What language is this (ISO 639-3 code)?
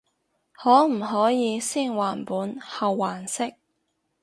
yue